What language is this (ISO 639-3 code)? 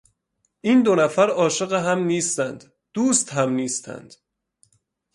fas